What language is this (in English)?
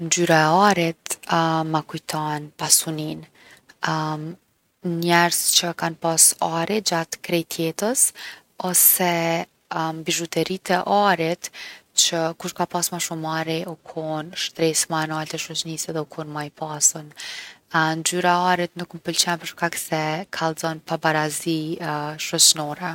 Gheg Albanian